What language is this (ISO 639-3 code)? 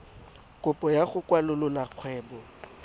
tsn